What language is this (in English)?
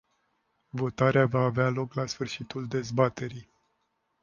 Romanian